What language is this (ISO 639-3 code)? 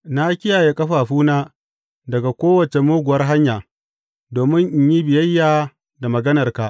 hau